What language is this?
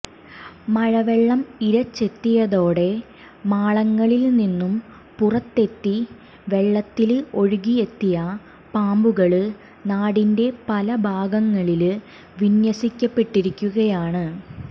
Malayalam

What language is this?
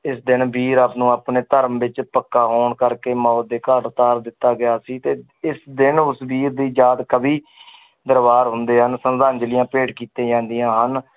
Punjabi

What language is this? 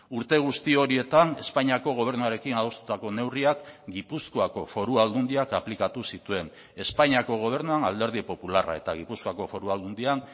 Basque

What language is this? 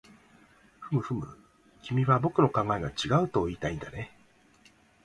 Japanese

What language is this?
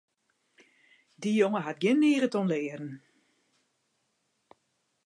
Western Frisian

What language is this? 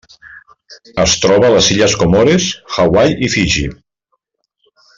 Catalan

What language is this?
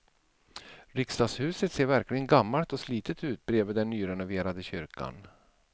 Swedish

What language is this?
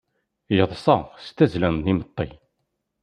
Kabyle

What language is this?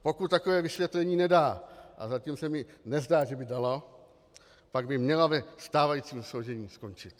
Czech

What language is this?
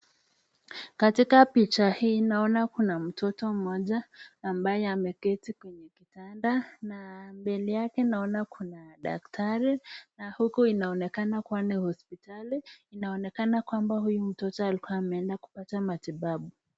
Swahili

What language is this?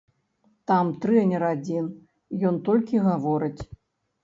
Belarusian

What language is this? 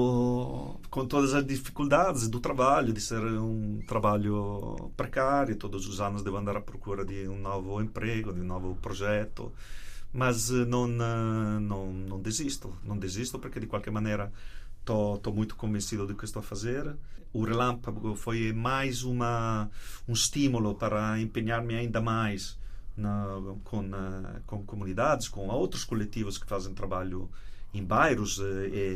Portuguese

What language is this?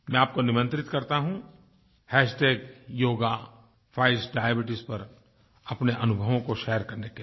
Hindi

